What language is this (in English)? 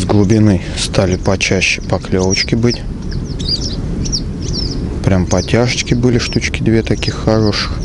Russian